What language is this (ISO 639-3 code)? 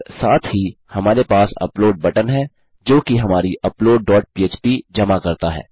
hin